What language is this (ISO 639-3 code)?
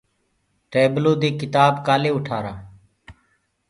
ggg